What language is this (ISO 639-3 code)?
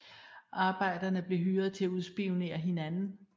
dan